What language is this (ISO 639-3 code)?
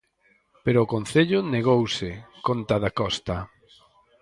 glg